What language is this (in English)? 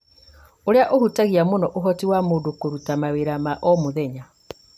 Kikuyu